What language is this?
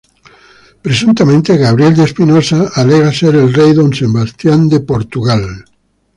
Spanish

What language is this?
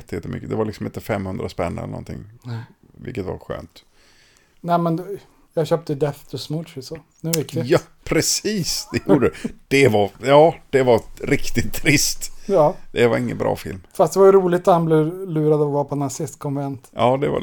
Swedish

